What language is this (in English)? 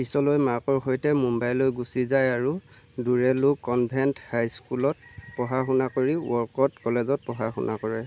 Assamese